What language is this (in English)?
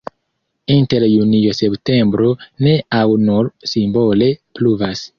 Esperanto